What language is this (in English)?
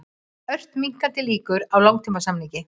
Icelandic